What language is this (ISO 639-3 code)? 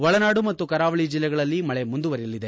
kan